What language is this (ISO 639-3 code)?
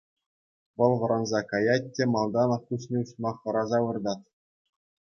chv